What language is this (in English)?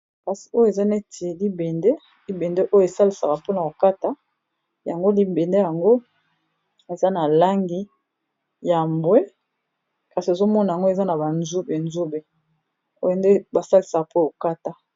Lingala